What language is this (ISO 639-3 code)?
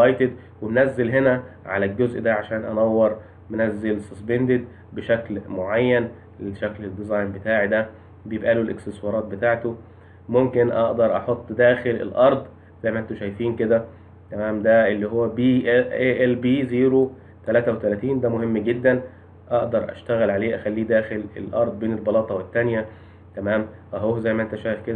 ara